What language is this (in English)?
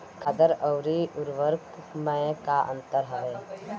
Bhojpuri